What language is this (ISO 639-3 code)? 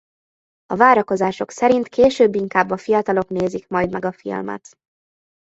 hun